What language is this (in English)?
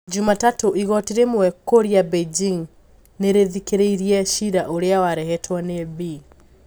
Kikuyu